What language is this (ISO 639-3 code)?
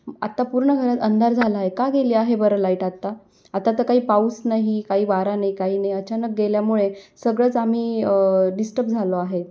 mar